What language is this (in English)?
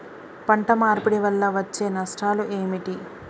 Telugu